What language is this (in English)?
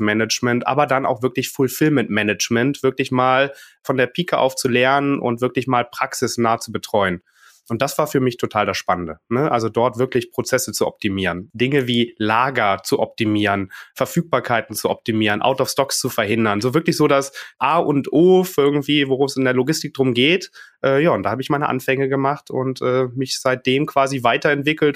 German